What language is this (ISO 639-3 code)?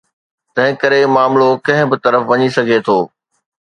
snd